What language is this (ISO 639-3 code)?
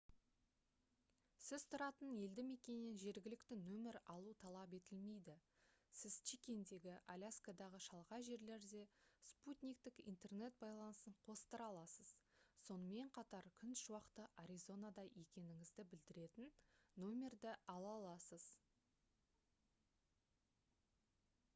kaz